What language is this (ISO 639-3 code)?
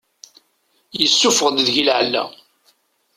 kab